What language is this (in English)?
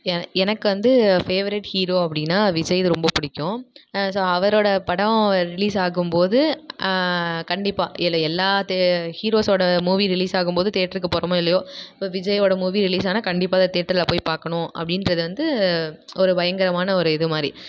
Tamil